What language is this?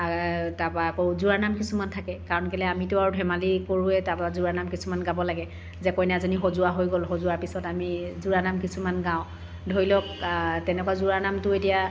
Assamese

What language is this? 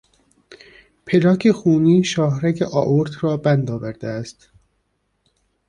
Persian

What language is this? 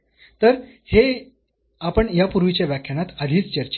Marathi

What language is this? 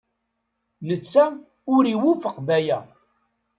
Kabyle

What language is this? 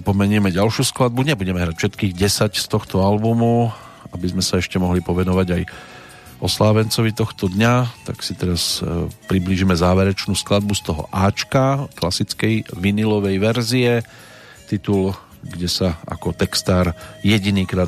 Slovak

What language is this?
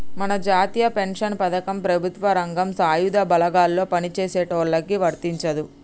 Telugu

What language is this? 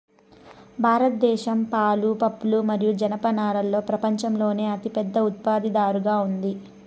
Telugu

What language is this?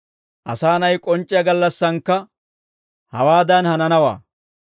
Dawro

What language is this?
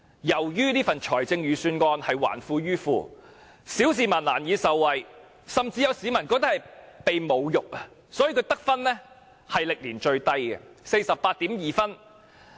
Cantonese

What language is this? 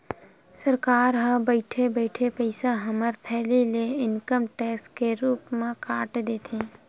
Chhattisgarhi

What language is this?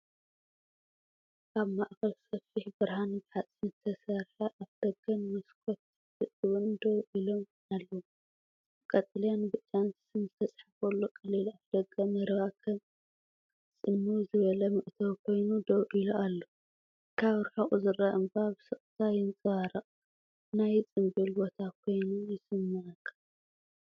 Tigrinya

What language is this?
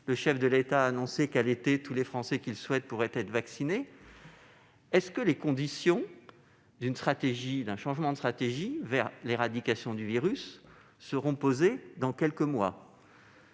French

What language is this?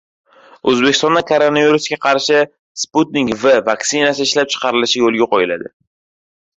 Uzbek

